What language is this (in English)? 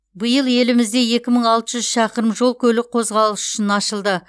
Kazakh